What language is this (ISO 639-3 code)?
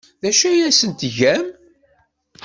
kab